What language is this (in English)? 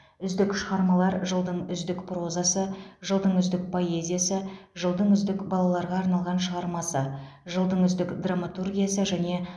Kazakh